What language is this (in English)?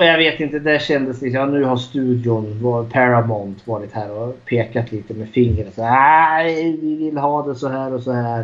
Swedish